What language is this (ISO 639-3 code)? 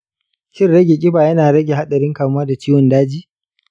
hau